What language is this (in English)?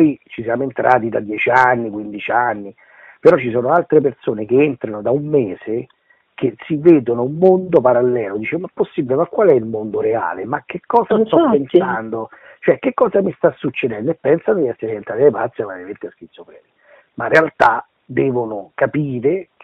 Italian